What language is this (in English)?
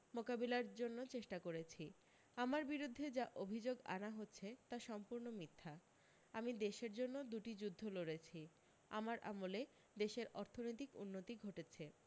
Bangla